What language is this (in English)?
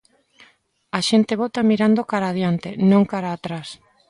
Galician